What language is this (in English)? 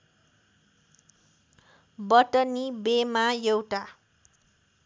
Nepali